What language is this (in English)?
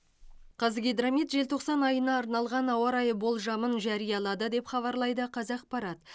Kazakh